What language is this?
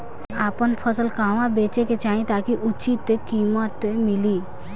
Bhojpuri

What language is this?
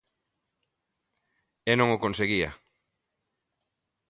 Galician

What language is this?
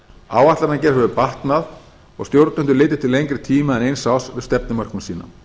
Icelandic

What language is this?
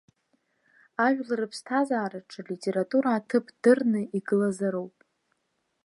Abkhazian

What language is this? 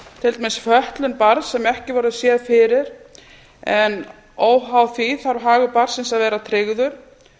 Icelandic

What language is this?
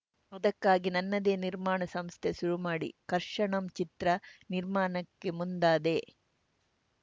Kannada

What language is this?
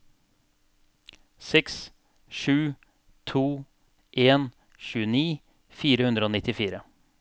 Norwegian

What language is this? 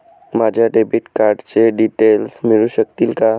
Marathi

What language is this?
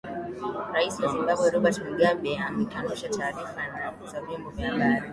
Swahili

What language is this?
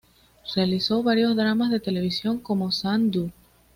Spanish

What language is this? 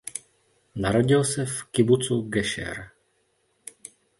Czech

